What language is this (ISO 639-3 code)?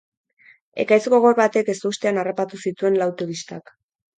eus